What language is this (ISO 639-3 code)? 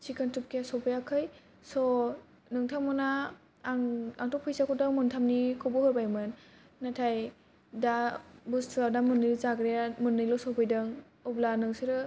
brx